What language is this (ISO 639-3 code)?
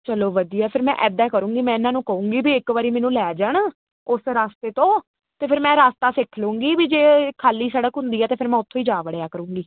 pan